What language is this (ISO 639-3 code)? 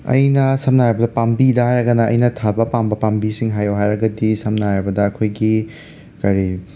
mni